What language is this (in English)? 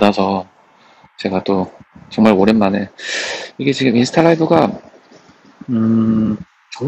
Korean